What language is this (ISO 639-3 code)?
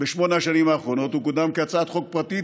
heb